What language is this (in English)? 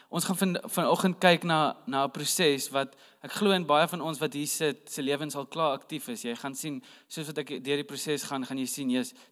Dutch